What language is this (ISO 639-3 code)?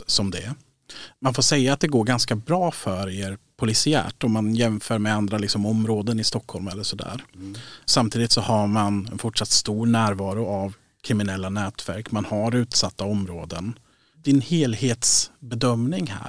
swe